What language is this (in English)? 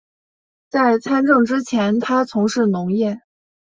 Chinese